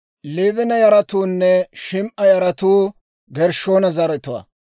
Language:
Dawro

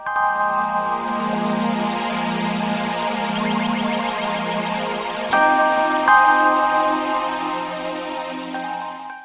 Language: Indonesian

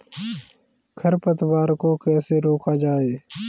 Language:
Hindi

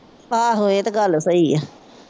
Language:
Punjabi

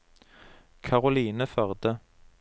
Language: Norwegian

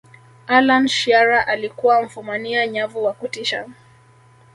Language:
Swahili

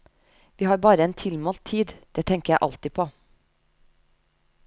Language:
Norwegian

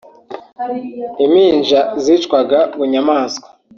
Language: Kinyarwanda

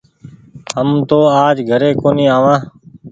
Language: Goaria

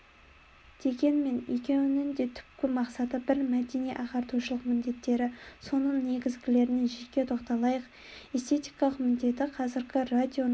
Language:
Kazakh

